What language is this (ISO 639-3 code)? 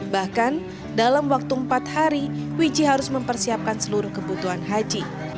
ind